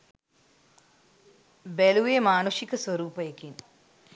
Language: Sinhala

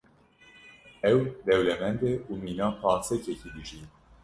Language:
Kurdish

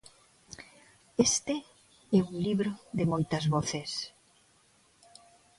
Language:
Galician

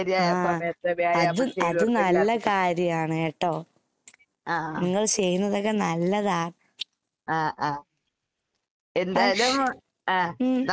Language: Malayalam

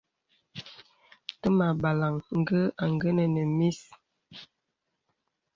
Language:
Bebele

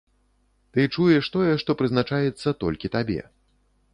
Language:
Belarusian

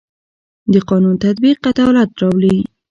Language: Pashto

